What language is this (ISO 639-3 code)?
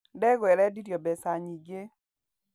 kik